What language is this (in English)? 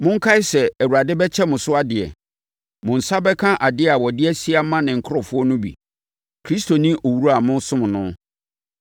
Akan